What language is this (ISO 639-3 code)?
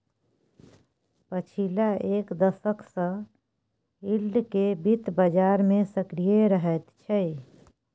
mai